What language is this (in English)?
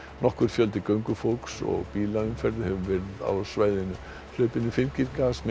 Icelandic